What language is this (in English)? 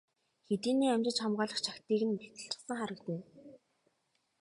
Mongolian